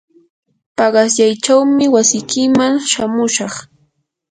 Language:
Yanahuanca Pasco Quechua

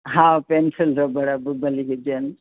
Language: Sindhi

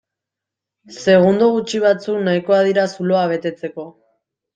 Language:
Basque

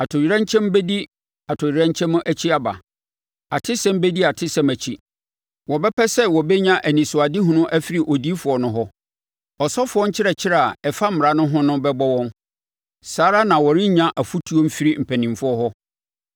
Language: Akan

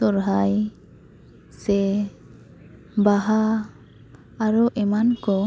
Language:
Santali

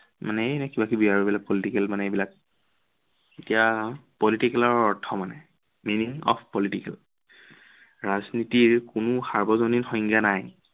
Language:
Assamese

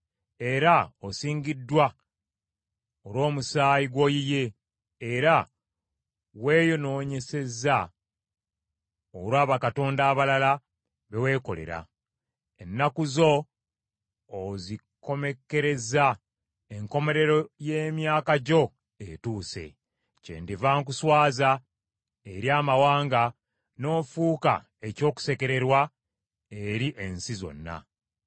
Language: Ganda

